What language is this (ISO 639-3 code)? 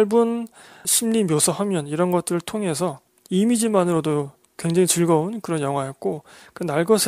kor